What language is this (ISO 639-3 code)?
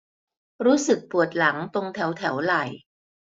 tha